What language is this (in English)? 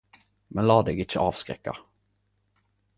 Norwegian Nynorsk